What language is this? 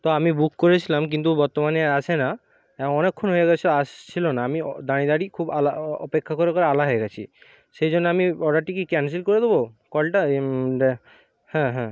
Bangla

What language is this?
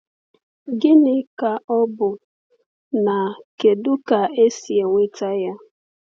Igbo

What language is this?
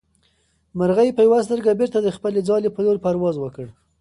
Pashto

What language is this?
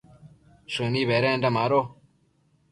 Matsés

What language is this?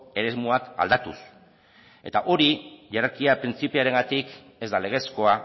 Basque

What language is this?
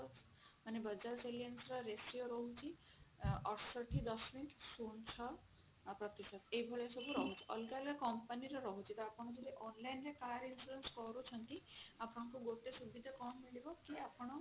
Odia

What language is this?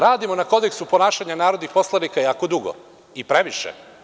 Serbian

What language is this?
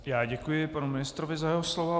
Czech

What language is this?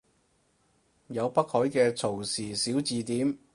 Cantonese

